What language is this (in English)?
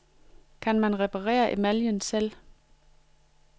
Danish